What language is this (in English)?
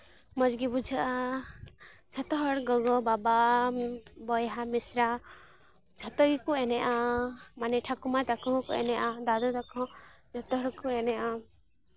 Santali